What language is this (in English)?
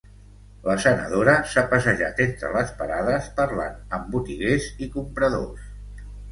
Catalan